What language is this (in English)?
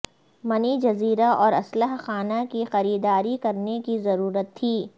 Urdu